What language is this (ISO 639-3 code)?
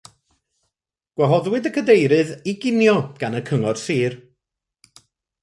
cym